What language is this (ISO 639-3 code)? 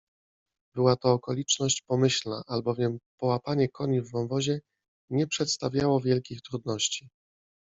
pol